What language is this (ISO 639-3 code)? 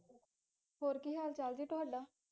pan